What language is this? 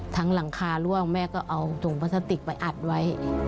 Thai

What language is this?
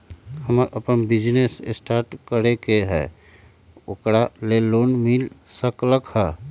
Magahi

